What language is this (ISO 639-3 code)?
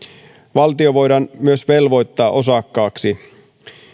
fin